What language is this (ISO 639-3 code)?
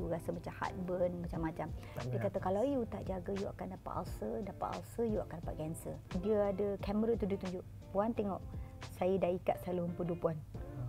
msa